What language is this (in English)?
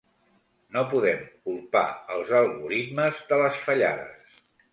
Catalan